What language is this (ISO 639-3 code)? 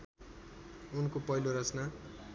nep